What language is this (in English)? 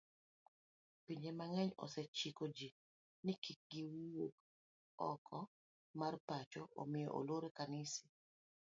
Luo (Kenya and Tanzania)